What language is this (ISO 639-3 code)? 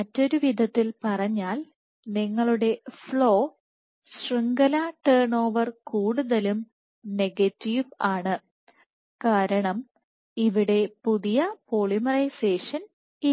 mal